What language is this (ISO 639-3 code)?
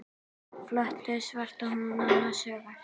isl